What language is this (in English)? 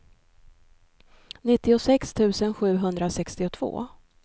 Swedish